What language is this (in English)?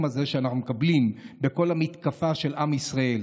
Hebrew